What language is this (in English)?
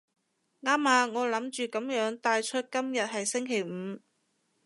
Cantonese